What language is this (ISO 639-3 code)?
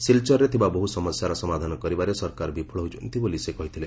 ori